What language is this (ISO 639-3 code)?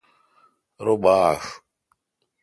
xka